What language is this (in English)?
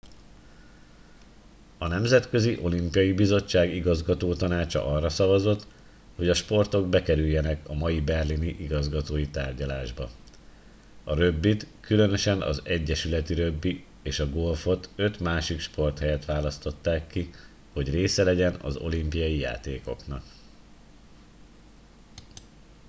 Hungarian